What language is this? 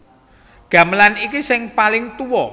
Javanese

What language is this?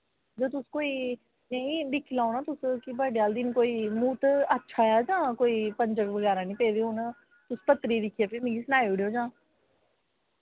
Dogri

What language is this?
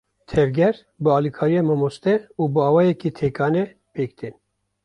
Kurdish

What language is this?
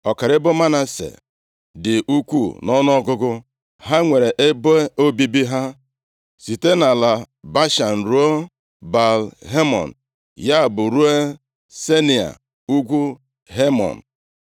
Igbo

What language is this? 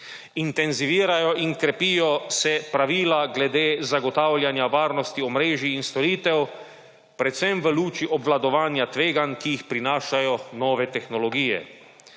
Slovenian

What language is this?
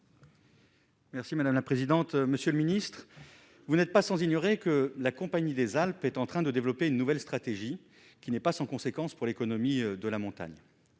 French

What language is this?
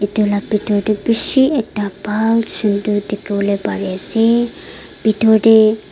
Naga Pidgin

